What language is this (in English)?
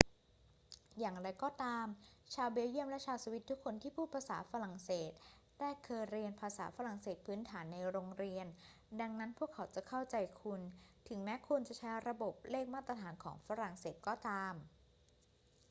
Thai